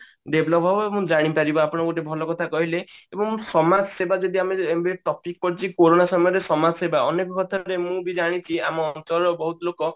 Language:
Odia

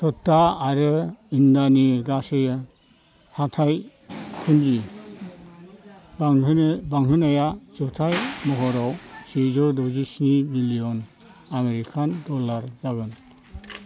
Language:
Bodo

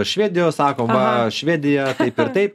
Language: Lithuanian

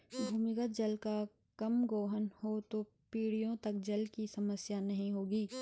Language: Hindi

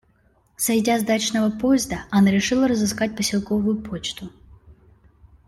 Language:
Russian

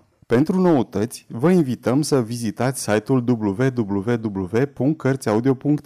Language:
Romanian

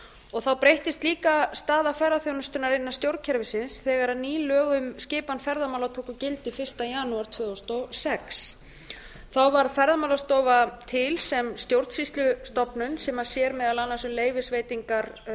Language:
Icelandic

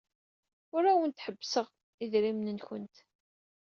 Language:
Kabyle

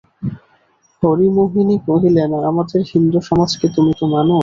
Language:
Bangla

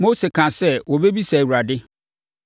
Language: Akan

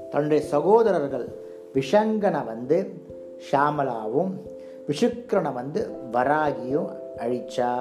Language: Tamil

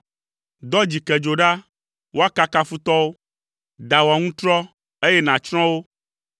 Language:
Ewe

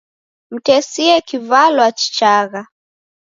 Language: Taita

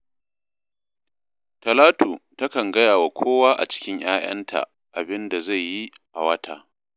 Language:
Hausa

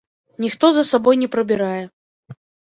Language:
Belarusian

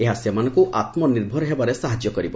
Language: Odia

